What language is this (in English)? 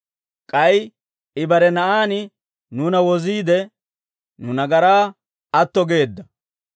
Dawro